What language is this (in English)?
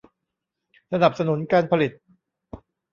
Thai